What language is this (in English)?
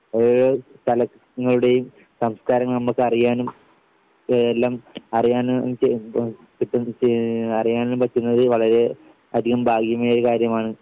Malayalam